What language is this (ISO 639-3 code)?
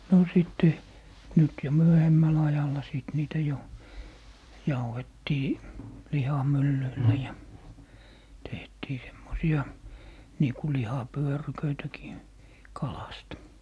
fin